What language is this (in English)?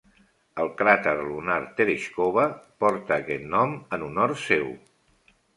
Catalan